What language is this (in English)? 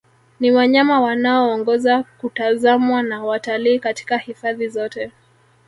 Swahili